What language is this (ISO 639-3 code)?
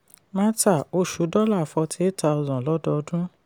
yor